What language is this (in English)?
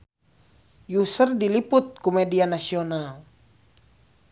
Sundanese